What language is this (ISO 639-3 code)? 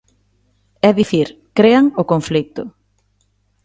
glg